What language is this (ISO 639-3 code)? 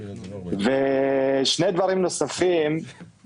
heb